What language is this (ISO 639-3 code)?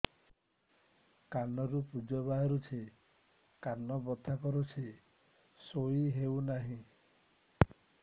ori